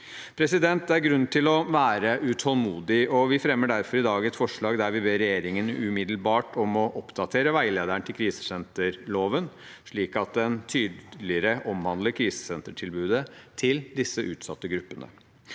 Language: Norwegian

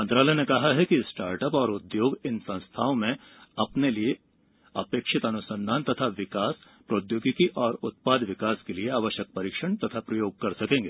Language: Hindi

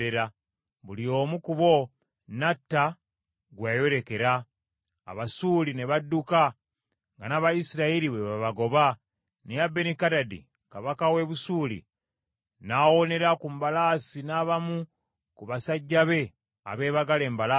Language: Ganda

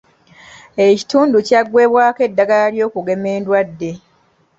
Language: Ganda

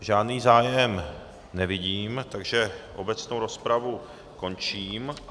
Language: Czech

